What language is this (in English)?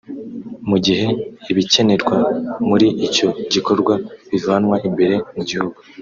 Kinyarwanda